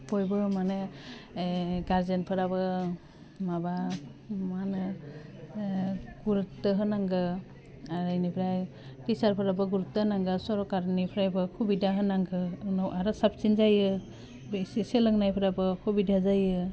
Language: Bodo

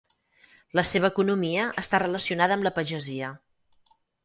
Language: Catalan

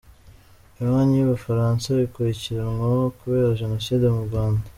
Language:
Kinyarwanda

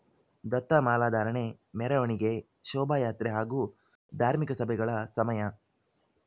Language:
Kannada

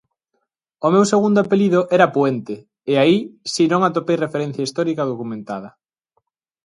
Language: Galician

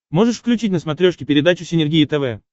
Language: Russian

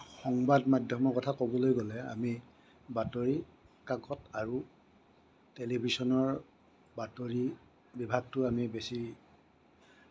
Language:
Assamese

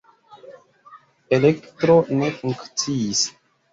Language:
Esperanto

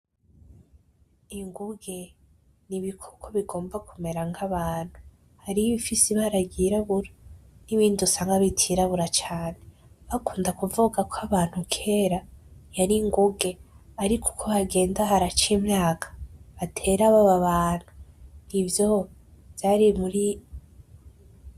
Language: Rundi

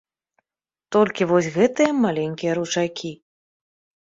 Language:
Belarusian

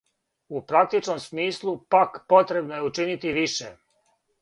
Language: Serbian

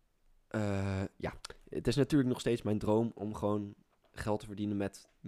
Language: Dutch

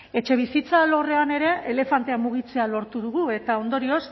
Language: Basque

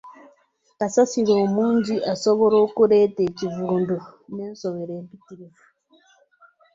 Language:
Ganda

